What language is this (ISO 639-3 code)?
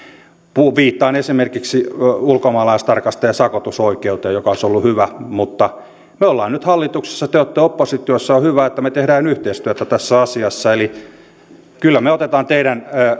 fin